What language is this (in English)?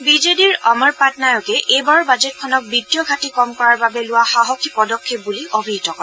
Assamese